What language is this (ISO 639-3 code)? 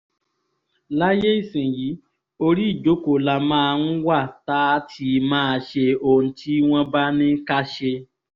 yor